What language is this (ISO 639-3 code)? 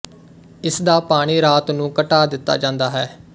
pan